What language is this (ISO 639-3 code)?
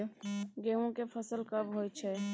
mai